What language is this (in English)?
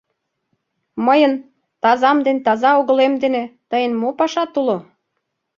Mari